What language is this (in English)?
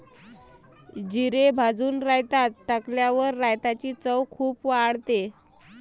Marathi